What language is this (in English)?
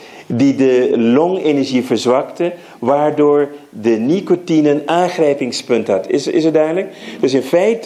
Dutch